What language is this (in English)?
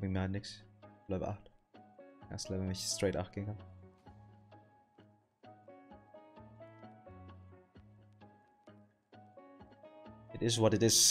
German